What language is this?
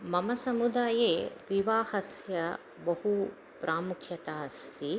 Sanskrit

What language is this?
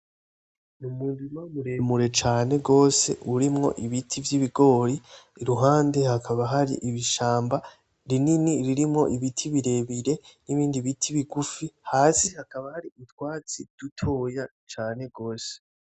Rundi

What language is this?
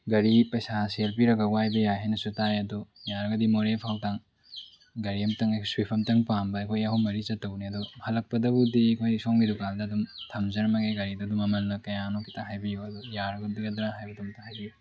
Manipuri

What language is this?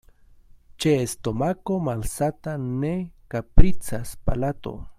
Esperanto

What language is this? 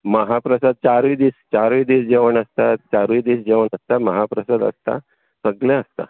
Konkani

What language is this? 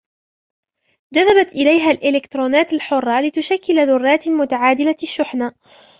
Arabic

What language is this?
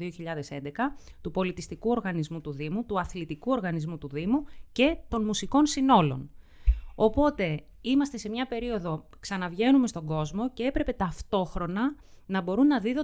Greek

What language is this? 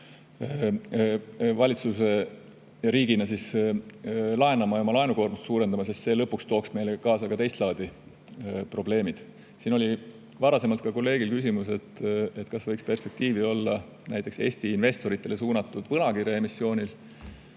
Estonian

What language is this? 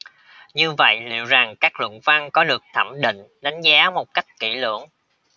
Vietnamese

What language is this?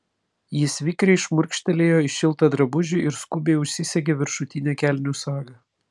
Lithuanian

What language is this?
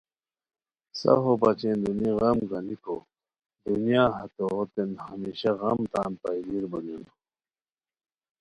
Khowar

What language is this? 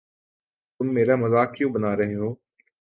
Urdu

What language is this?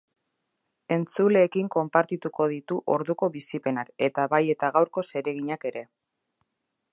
Basque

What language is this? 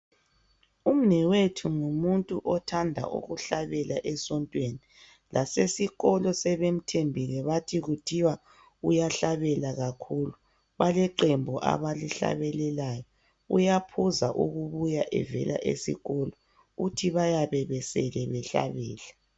North Ndebele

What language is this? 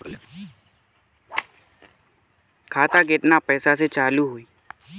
Bhojpuri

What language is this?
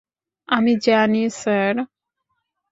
Bangla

